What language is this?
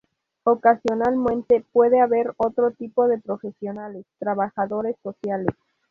Spanish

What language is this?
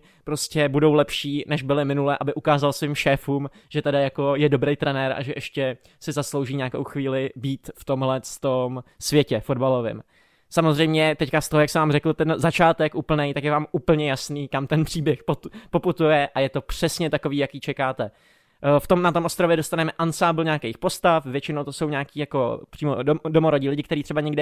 Czech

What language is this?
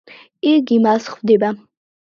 Georgian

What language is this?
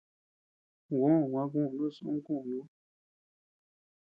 Tepeuxila Cuicatec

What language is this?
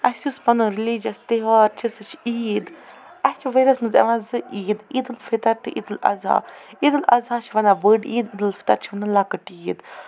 Kashmiri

